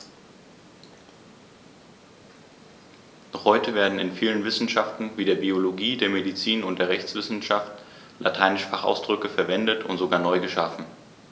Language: German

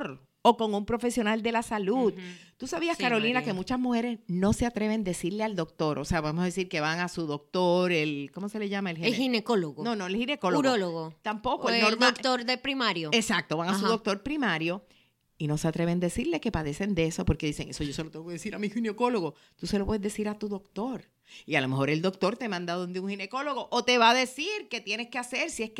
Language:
Spanish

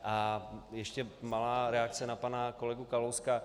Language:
Czech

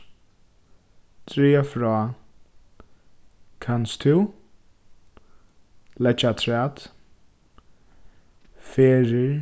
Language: Faroese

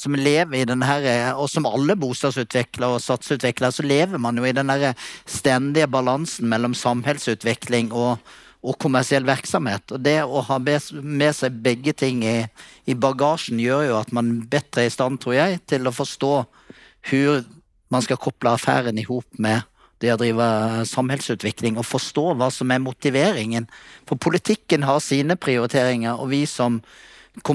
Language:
Swedish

